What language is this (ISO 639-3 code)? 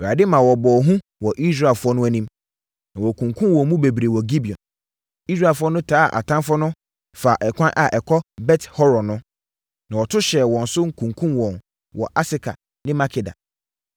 aka